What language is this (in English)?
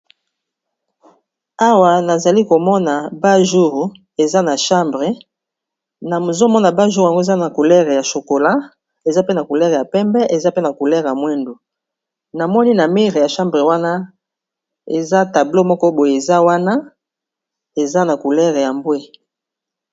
Lingala